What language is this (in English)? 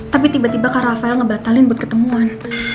Indonesian